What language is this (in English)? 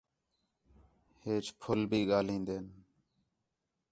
Khetrani